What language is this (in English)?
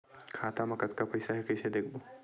Chhattisgarhi